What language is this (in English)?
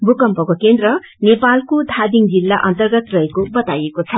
Nepali